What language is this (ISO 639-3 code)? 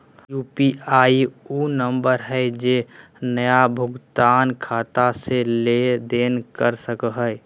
mag